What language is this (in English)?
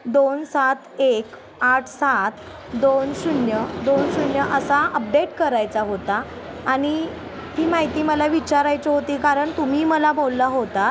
Marathi